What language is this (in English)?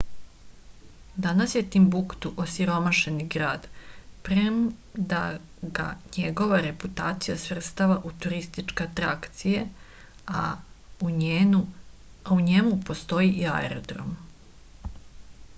Serbian